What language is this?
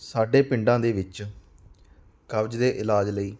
Punjabi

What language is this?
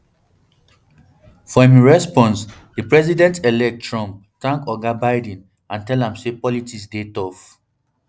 Nigerian Pidgin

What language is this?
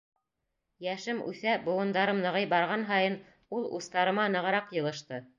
Bashkir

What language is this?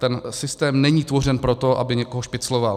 Czech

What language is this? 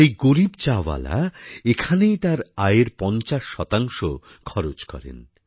Bangla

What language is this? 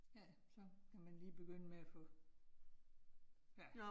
Danish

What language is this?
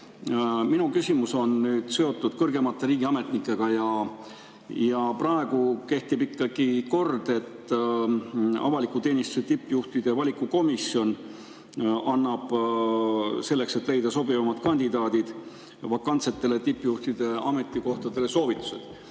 Estonian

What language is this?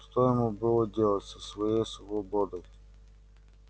Russian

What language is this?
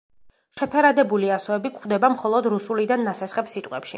Georgian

